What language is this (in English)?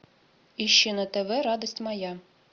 Russian